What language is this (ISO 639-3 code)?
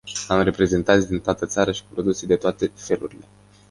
ron